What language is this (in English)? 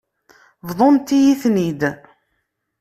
Kabyle